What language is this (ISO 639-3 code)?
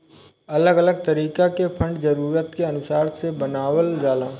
bho